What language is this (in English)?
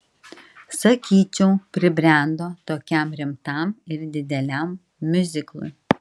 Lithuanian